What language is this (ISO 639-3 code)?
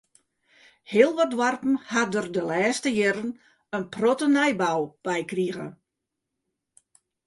fry